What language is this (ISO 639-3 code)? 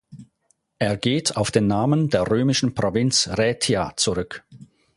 deu